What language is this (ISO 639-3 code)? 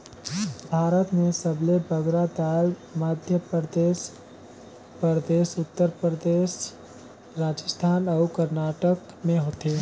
hne